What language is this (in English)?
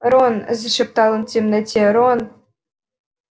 Russian